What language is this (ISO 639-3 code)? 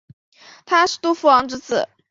zho